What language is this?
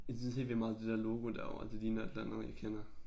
Danish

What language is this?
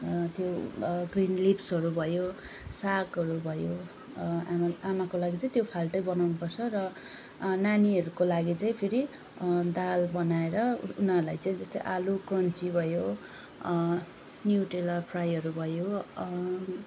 Nepali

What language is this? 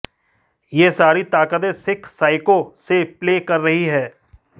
Hindi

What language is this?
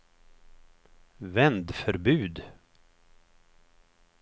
Swedish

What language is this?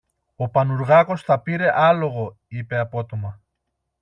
Greek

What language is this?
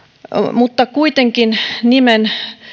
Finnish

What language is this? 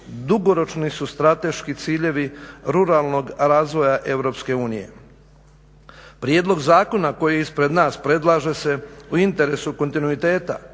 Croatian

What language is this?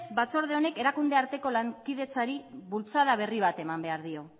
Basque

